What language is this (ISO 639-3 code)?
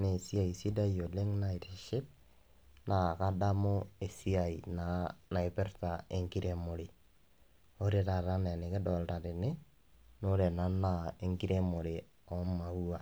mas